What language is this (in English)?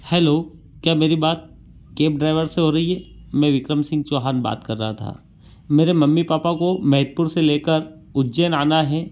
Hindi